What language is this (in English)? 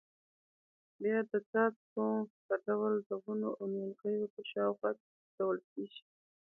Pashto